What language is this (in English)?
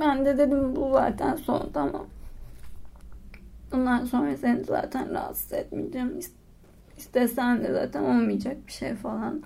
Turkish